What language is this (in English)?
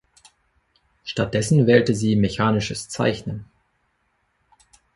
German